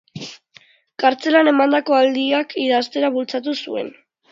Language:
Basque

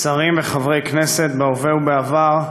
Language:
Hebrew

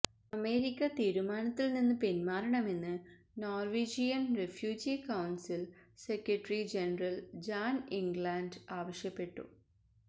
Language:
Malayalam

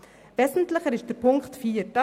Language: Swiss German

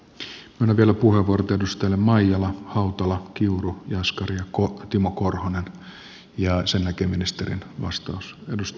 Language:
Finnish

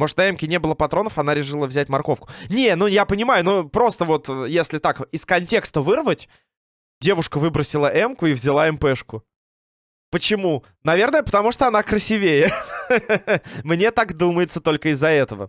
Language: Russian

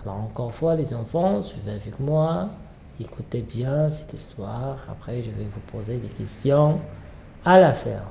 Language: French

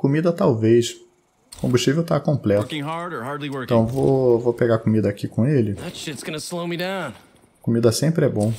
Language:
Portuguese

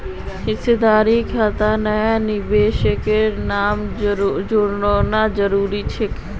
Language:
Magahi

